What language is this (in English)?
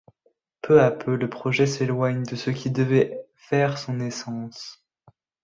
French